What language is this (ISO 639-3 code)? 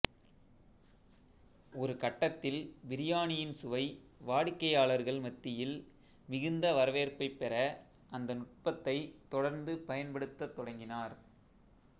tam